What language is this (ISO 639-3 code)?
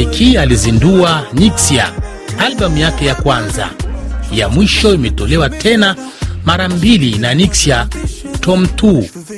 swa